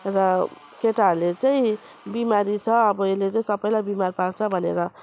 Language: Nepali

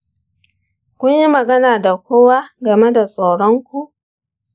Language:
Hausa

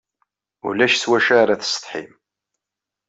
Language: Kabyle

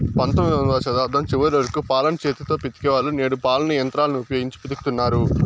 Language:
Telugu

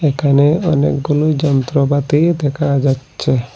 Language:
Bangla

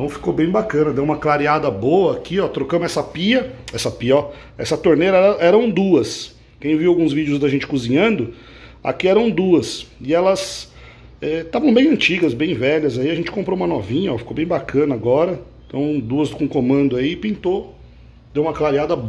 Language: Portuguese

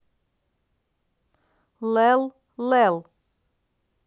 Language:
Russian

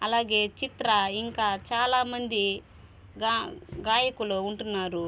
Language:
Telugu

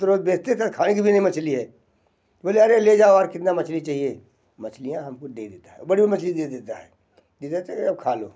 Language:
Hindi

